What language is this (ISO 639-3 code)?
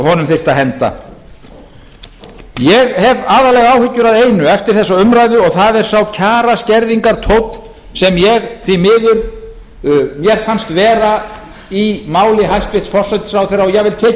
isl